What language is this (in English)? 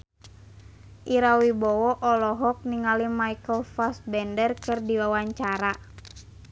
Sundanese